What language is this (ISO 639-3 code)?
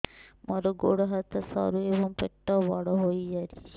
ori